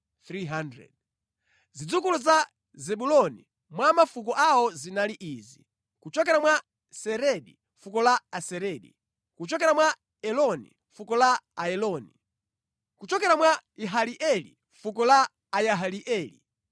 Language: Nyanja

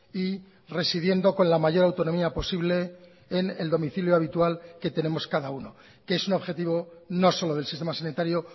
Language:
Spanish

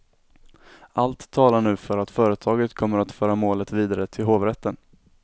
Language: Swedish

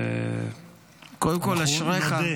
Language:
Hebrew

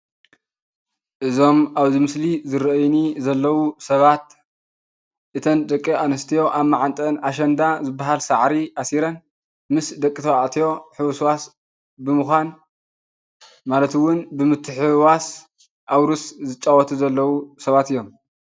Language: Tigrinya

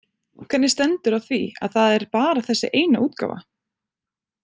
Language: Icelandic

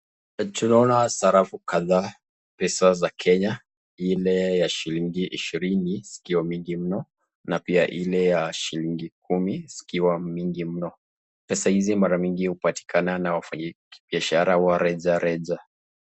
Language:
Swahili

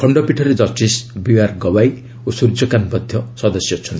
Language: Odia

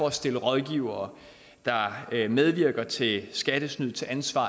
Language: Danish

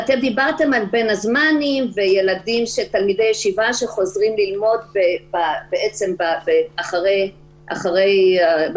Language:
Hebrew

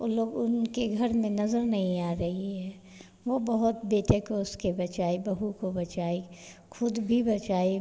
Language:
Hindi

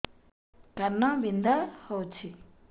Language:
Odia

